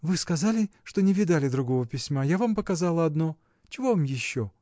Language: Russian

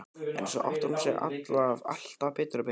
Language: Icelandic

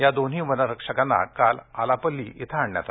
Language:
Marathi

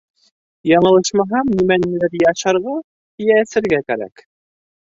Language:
Bashkir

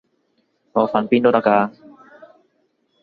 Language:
Cantonese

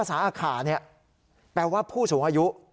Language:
Thai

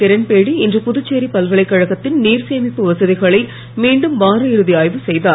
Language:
Tamil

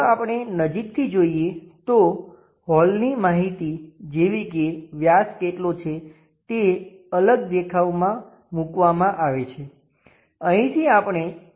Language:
Gujarati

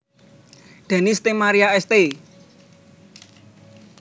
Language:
Javanese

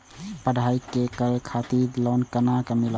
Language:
Maithili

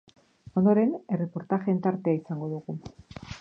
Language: Basque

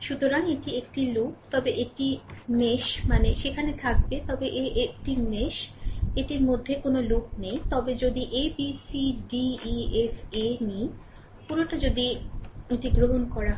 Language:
Bangla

